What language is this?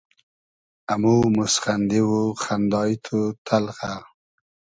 Hazaragi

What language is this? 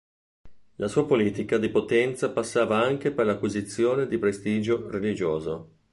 Italian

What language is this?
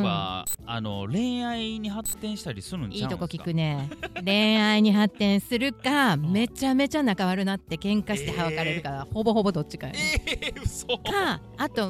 Japanese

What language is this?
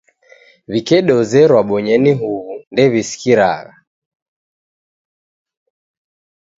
Taita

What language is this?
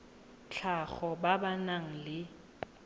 Tswana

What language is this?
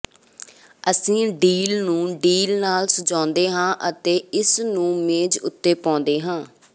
Punjabi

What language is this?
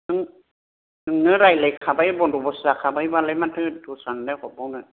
Bodo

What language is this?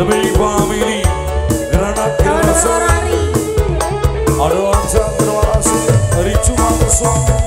Indonesian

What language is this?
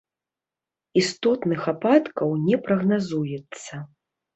Belarusian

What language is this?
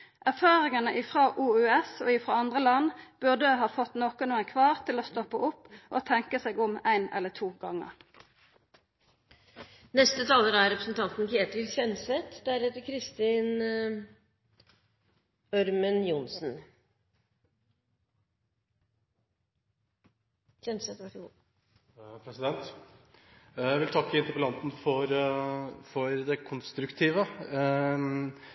Norwegian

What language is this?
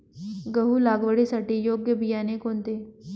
Marathi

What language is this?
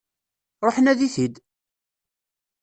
Kabyle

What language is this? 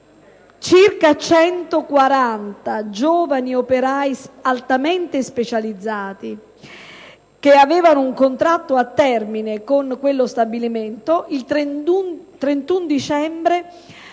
Italian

